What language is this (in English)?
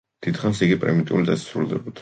Georgian